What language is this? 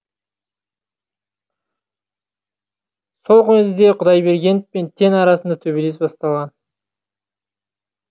Kazakh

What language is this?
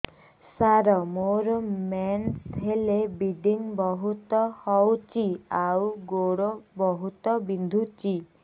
Odia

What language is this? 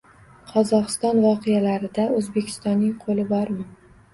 Uzbek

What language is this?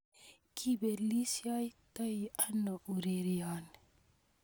Kalenjin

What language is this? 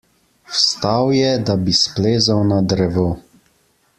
Slovenian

